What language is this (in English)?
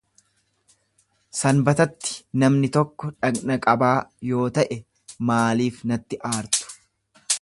Oromo